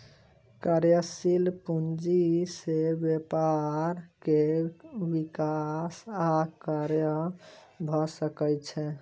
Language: Maithili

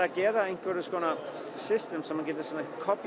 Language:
Icelandic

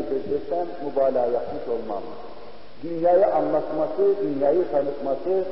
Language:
Turkish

